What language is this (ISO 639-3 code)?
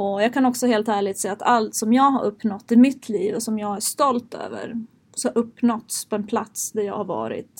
swe